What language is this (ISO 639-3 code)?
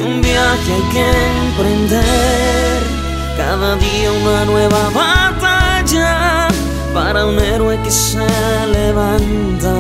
ron